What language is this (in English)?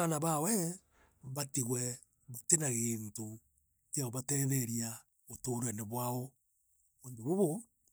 Meru